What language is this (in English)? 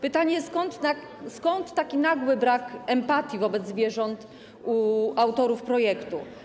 Polish